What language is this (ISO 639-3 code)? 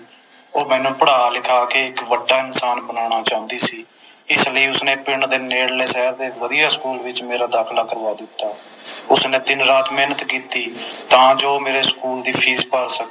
pan